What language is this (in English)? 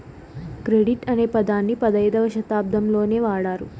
Telugu